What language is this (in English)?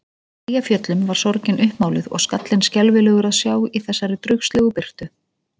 Icelandic